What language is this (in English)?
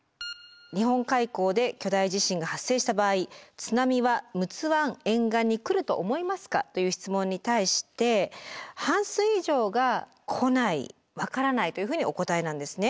Japanese